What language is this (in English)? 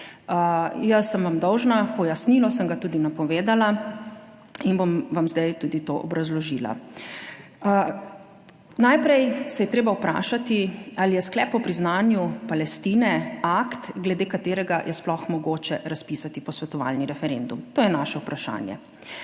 Slovenian